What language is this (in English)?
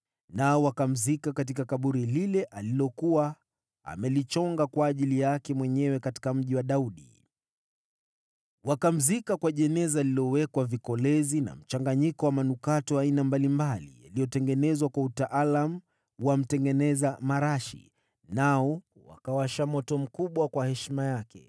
Swahili